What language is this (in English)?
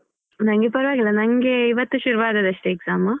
Kannada